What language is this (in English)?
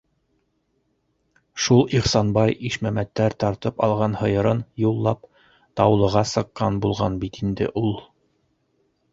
Bashkir